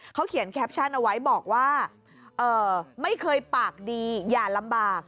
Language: Thai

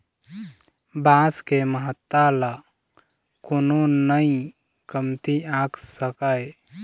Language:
Chhattisgarhi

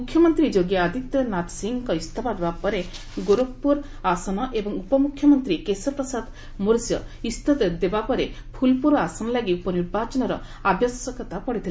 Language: Odia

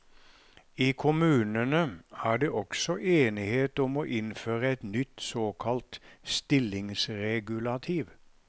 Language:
Norwegian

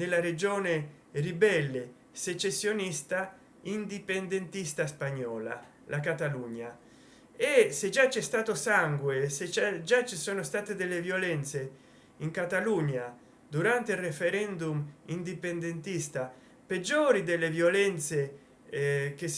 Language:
Italian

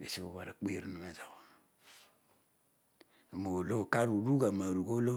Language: Odual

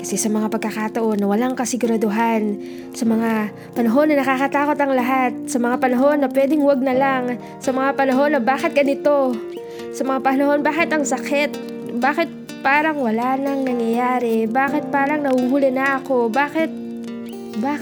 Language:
Filipino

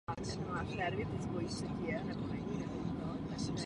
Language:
Czech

